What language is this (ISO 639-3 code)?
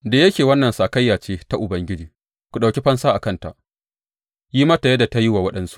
hau